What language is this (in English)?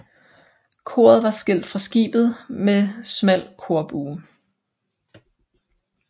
Danish